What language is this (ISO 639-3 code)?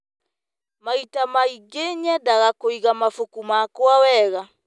kik